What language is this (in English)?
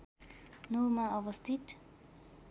Nepali